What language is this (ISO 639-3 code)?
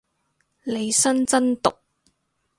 yue